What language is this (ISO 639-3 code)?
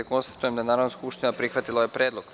srp